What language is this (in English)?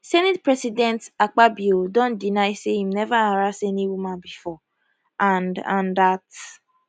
Nigerian Pidgin